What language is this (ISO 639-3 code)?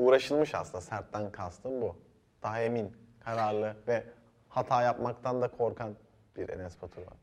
tur